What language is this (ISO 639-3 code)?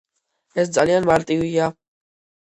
kat